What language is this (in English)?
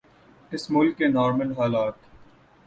Urdu